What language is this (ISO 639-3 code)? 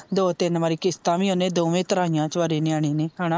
pan